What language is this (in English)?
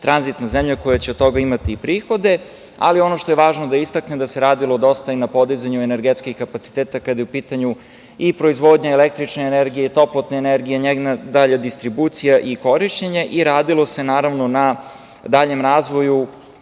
Serbian